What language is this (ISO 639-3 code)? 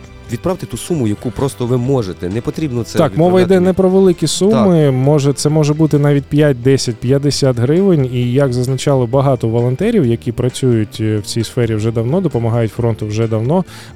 ukr